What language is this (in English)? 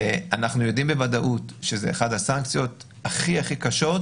Hebrew